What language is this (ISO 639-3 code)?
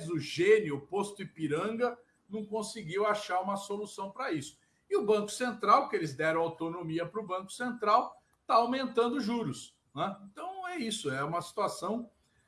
por